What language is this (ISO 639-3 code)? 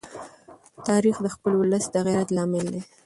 pus